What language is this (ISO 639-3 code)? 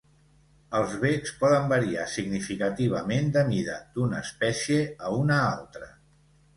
cat